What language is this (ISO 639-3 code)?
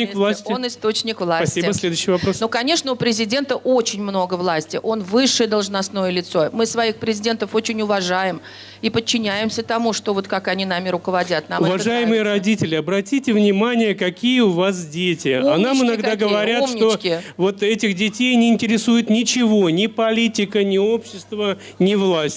rus